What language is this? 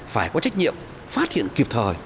Vietnamese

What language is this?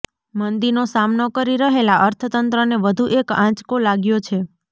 Gujarati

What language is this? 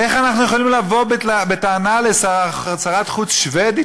Hebrew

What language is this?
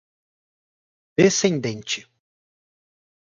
Portuguese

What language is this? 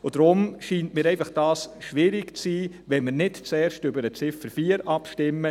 Swiss German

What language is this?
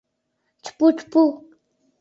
Mari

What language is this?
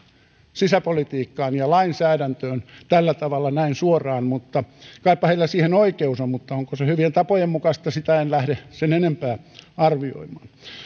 Finnish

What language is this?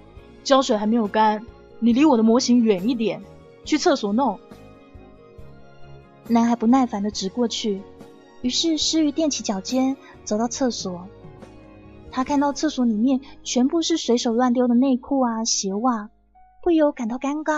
Chinese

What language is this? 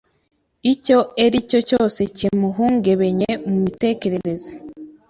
Kinyarwanda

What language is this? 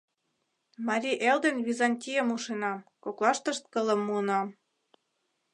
Mari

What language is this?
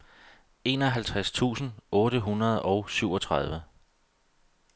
Danish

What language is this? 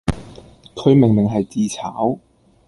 Cantonese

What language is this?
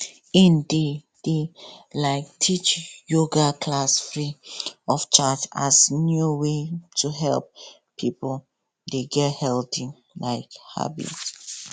Nigerian Pidgin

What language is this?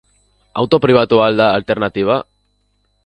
Basque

